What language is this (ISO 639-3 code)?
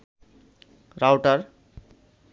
ben